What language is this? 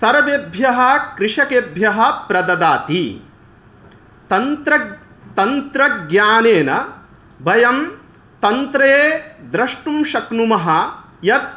Sanskrit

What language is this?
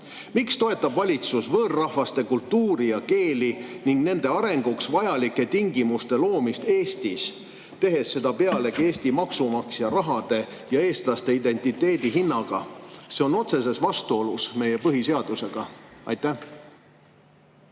Estonian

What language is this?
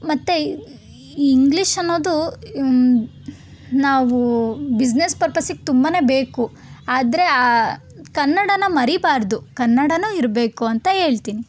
Kannada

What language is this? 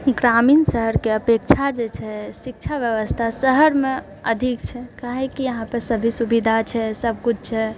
Maithili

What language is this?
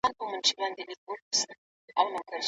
Pashto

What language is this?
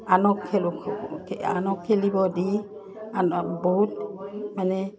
Assamese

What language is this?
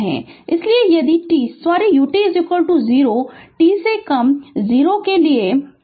Hindi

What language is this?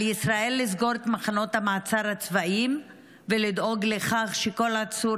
Hebrew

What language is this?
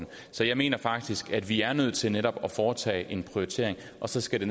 Danish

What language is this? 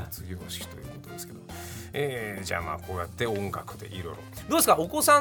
Japanese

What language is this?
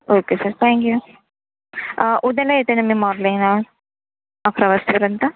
Marathi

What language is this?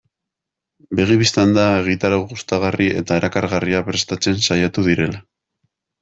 Basque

